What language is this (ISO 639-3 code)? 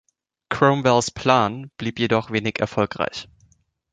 deu